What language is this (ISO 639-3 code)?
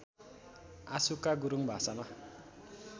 nep